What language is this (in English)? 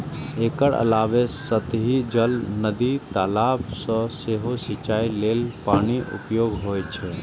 Maithili